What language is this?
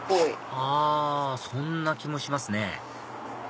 Japanese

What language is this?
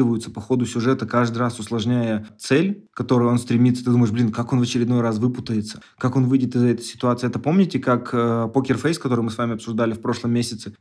Russian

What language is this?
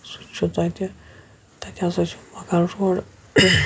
Kashmiri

